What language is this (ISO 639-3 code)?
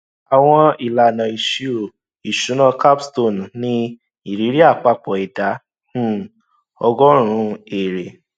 yor